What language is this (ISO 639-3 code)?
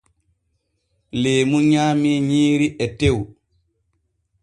fue